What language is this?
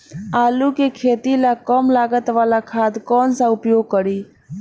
Bhojpuri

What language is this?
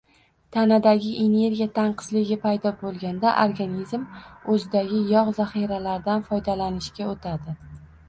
Uzbek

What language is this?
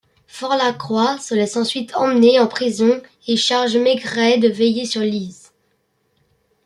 French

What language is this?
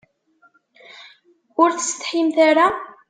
Kabyle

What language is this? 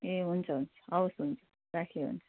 Nepali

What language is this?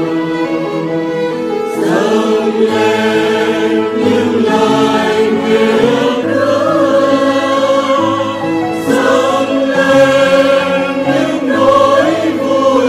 Romanian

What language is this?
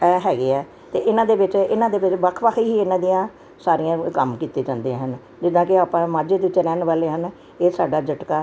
Punjabi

